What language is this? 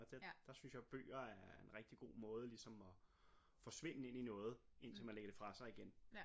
Danish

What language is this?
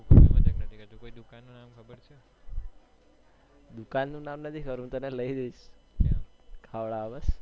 Gujarati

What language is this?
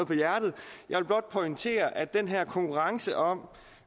Danish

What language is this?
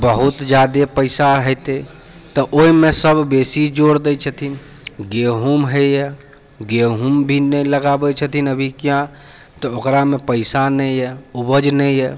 Maithili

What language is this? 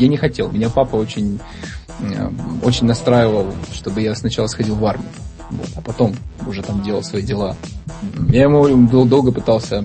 Russian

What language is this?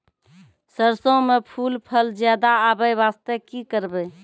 Maithili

